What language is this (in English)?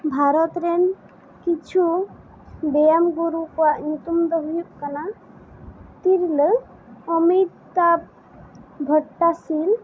Santali